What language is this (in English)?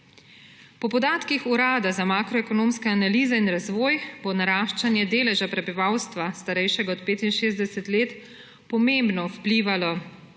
Slovenian